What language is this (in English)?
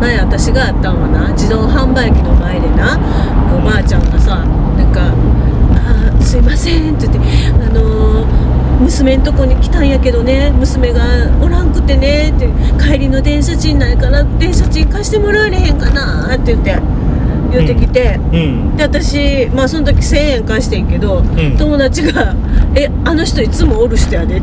Japanese